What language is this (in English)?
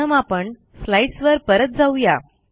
Marathi